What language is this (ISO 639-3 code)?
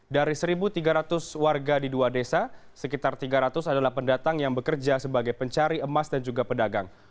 ind